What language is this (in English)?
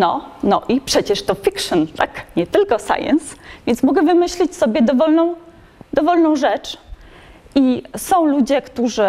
Polish